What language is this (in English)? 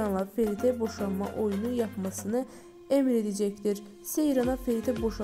Turkish